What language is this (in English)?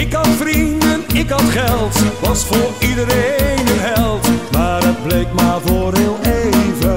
Romanian